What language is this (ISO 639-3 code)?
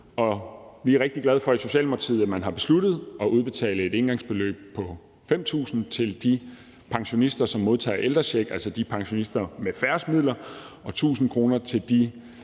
dan